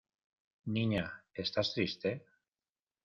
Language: Spanish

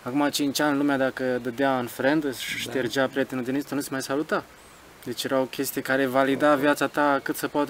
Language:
Romanian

